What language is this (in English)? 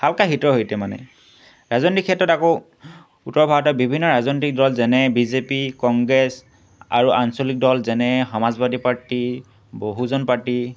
Assamese